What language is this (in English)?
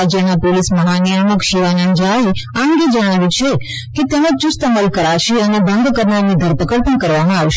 Gujarati